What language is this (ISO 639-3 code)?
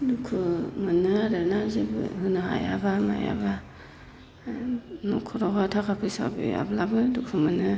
brx